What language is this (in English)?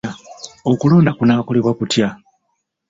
Ganda